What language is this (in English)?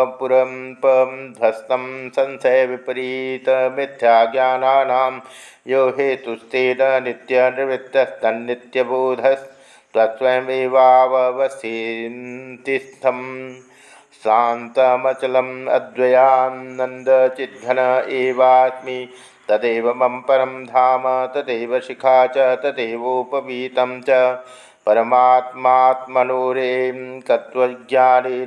Hindi